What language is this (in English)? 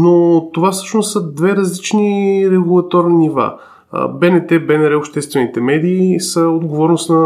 Bulgarian